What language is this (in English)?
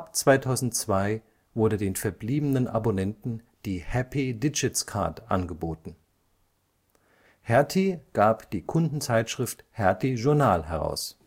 German